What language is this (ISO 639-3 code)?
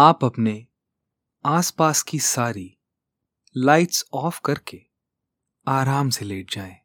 hin